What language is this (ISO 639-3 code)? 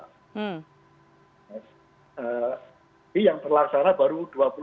ind